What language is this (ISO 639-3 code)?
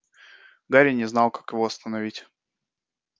rus